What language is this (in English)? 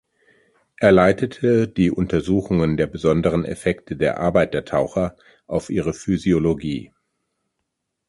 German